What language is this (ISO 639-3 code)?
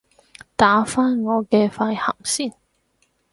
yue